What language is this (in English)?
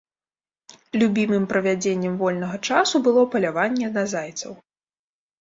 Belarusian